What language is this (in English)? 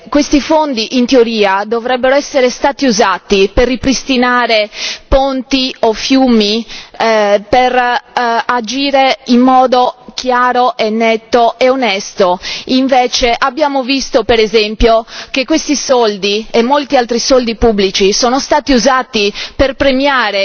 Italian